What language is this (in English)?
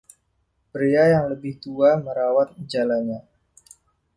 Indonesian